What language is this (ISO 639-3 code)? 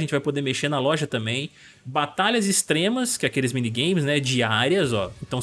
por